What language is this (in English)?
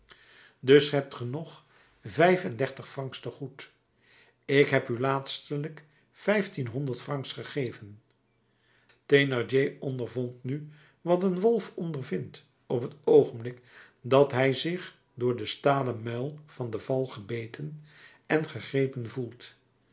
Dutch